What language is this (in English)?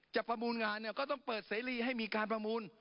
Thai